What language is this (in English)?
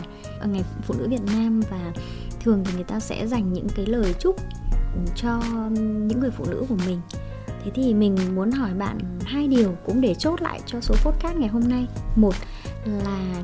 Vietnamese